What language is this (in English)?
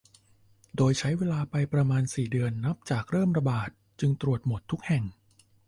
Thai